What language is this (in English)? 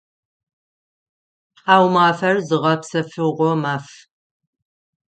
Adyghe